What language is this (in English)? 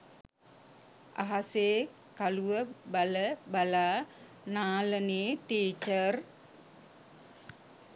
Sinhala